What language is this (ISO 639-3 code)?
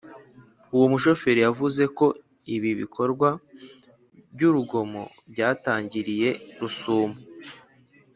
kin